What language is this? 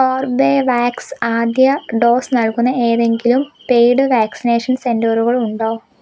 Malayalam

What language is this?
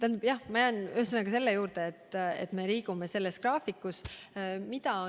Estonian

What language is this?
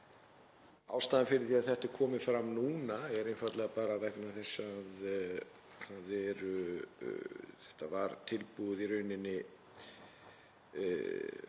Icelandic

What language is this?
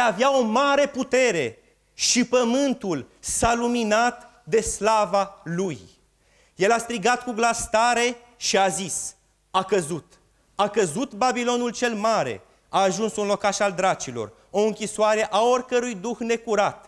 Romanian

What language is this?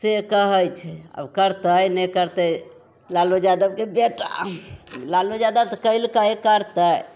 Maithili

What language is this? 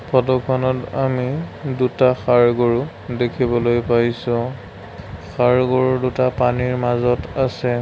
Assamese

